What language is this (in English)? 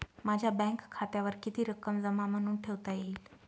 Marathi